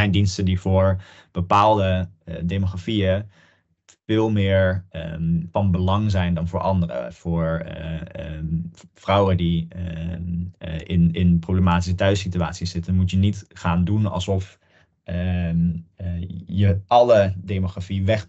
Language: Dutch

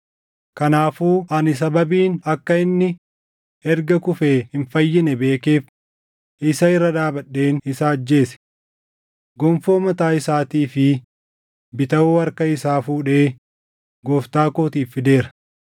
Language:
Oromo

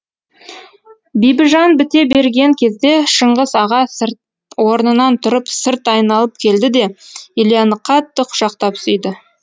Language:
Kazakh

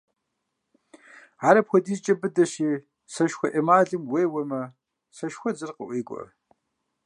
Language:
Kabardian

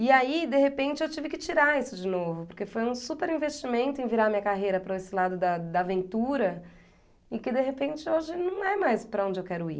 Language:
Portuguese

